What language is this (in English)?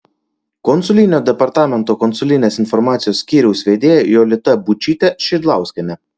Lithuanian